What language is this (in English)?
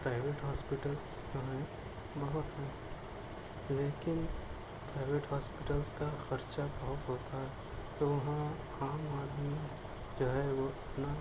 Urdu